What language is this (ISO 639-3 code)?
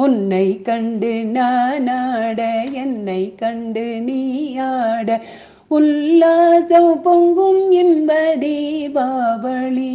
tam